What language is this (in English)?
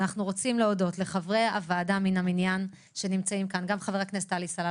Hebrew